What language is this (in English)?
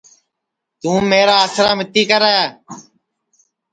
Sansi